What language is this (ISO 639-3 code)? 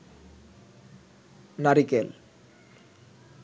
ben